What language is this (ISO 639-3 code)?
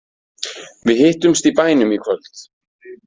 isl